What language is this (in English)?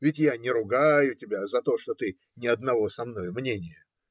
Russian